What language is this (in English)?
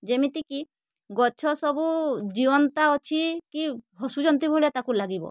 Odia